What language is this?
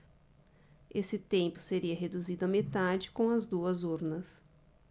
Portuguese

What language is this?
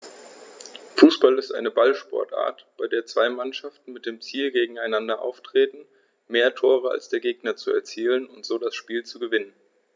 German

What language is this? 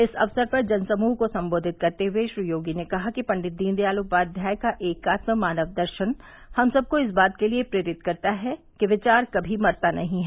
Hindi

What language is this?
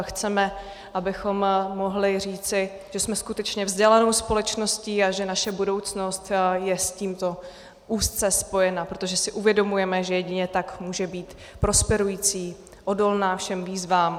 Czech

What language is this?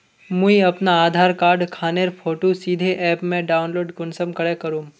Magahi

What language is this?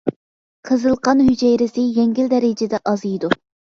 Uyghur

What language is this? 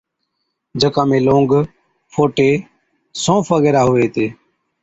Od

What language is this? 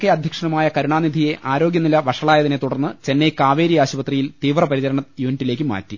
Malayalam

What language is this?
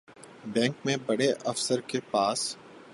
Urdu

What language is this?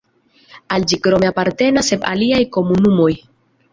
Esperanto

